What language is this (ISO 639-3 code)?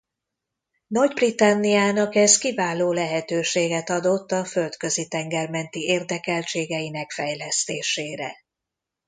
hun